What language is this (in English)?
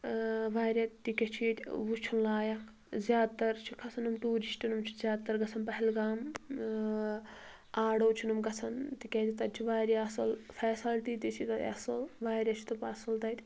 Kashmiri